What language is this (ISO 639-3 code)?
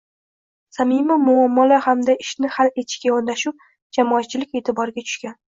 uzb